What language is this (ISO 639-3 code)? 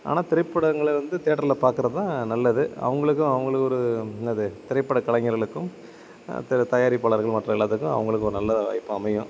tam